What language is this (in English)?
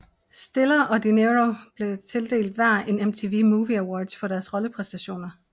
Danish